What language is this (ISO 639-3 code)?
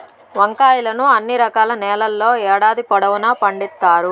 tel